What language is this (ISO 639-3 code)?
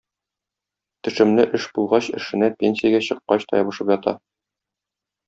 tat